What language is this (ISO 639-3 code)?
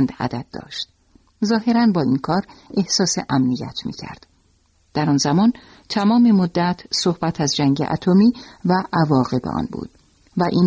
fas